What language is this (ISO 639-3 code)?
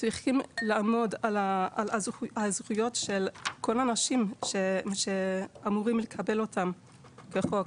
heb